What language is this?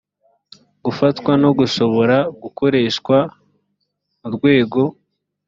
Kinyarwanda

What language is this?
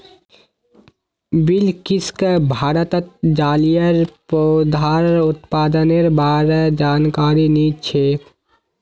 Magahi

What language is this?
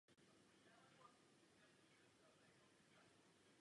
Czech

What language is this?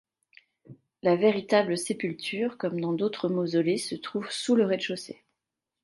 French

